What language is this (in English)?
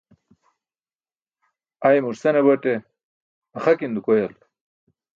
Burushaski